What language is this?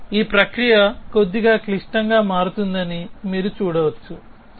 Telugu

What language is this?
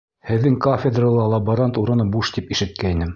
Bashkir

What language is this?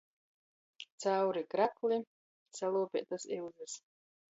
Latgalian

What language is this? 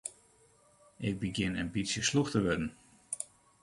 Western Frisian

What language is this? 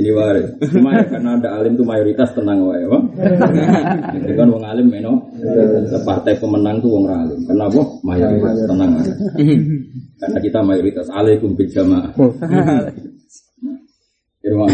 Indonesian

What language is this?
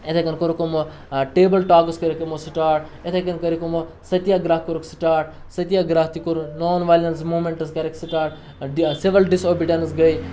Kashmiri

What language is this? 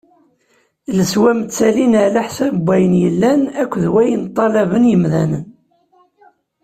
Kabyle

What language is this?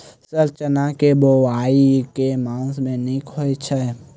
Maithili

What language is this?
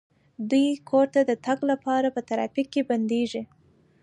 Pashto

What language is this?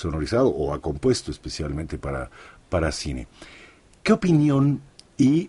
Spanish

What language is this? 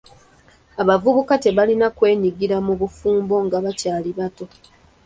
Ganda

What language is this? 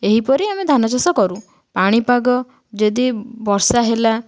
Odia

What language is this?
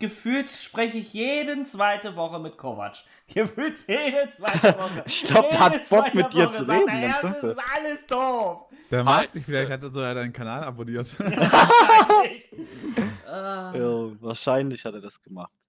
German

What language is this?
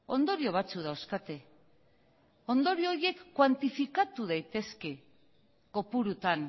Basque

